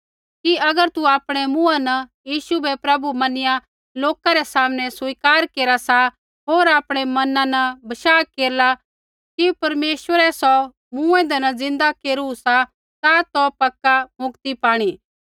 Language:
Kullu Pahari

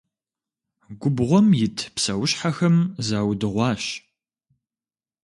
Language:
Kabardian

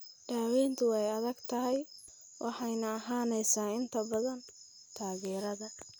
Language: Somali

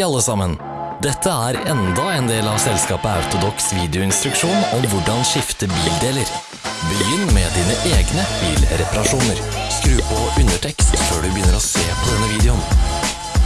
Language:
Norwegian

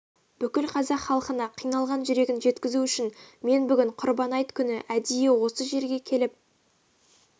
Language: Kazakh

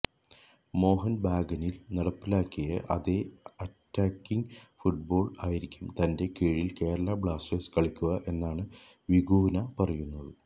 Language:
Malayalam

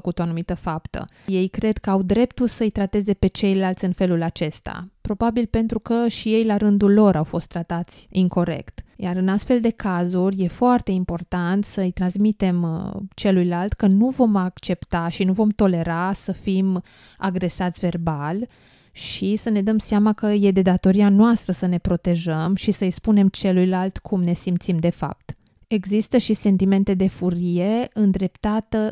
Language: Romanian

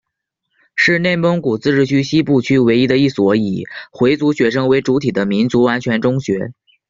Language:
Chinese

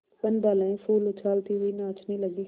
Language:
Hindi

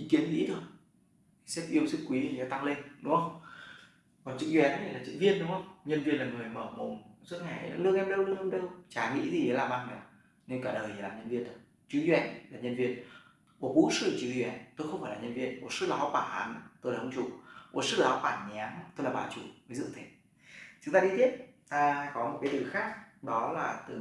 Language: Vietnamese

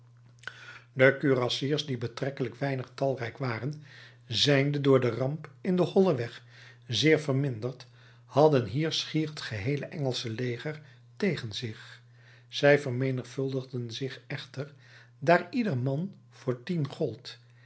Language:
Dutch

